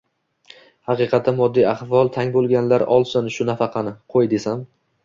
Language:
Uzbek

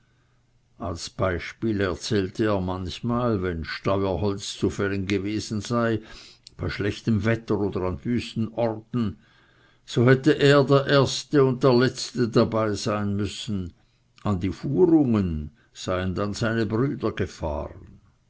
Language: German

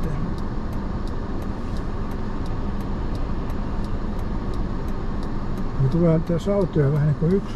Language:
Finnish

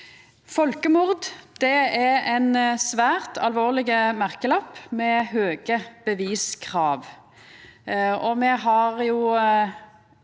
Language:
Norwegian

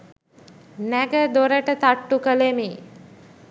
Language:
Sinhala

